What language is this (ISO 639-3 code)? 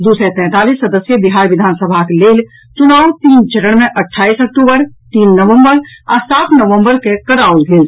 mai